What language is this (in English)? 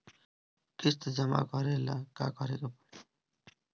Bhojpuri